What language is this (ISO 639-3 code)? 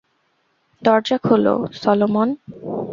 ben